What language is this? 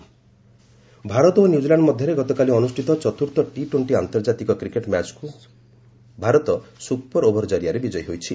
Odia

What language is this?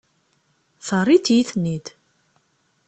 Kabyle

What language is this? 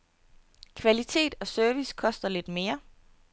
Danish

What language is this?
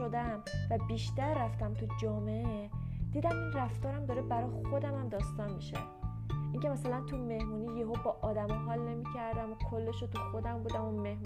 Persian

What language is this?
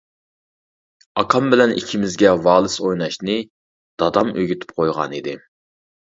Uyghur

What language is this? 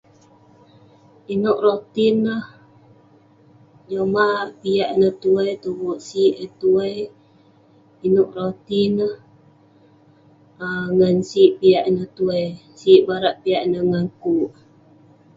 Western Penan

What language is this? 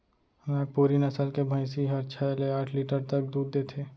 Chhattisgarhi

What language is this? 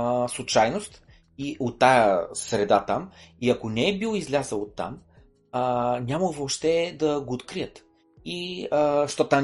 Bulgarian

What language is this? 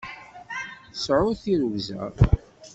Kabyle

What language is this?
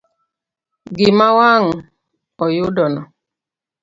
Luo (Kenya and Tanzania)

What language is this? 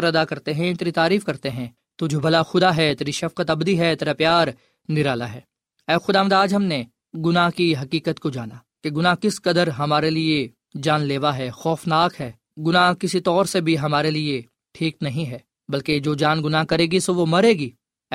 Urdu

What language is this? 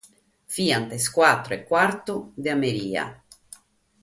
Sardinian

